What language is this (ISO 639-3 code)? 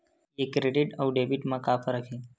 hne